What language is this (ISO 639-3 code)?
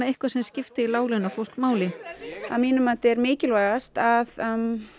isl